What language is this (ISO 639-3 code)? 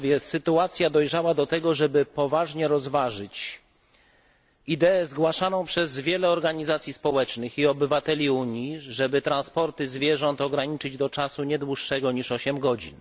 pol